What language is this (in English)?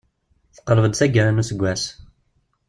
Kabyle